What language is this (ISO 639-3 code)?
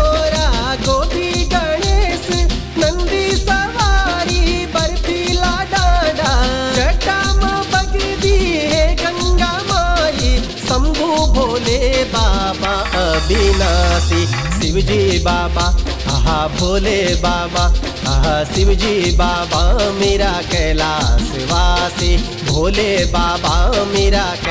hin